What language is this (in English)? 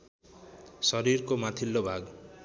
Nepali